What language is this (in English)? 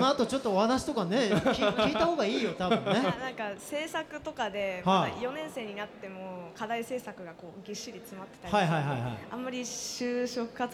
Japanese